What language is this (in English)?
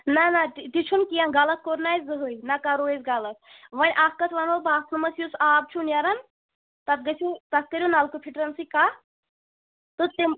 Kashmiri